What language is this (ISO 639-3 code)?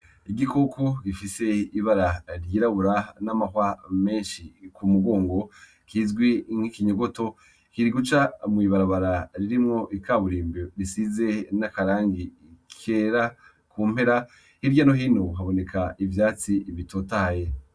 run